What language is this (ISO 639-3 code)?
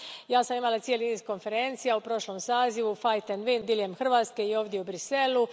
hrv